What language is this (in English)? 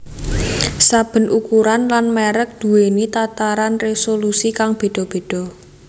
Javanese